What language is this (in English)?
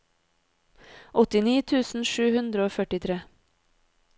Norwegian